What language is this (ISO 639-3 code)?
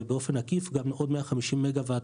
heb